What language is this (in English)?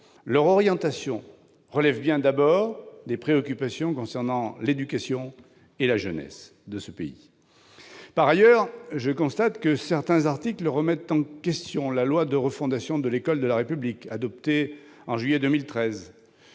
French